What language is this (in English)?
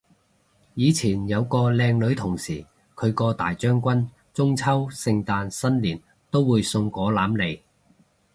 Cantonese